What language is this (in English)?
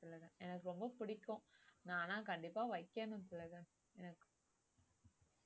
Tamil